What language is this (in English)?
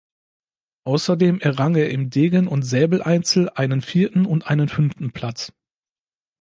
German